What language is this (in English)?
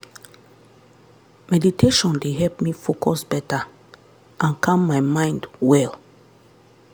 Nigerian Pidgin